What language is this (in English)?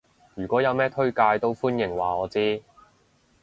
Cantonese